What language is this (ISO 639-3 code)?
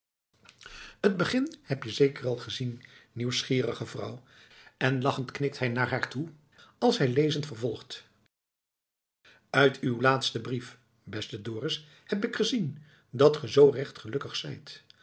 nld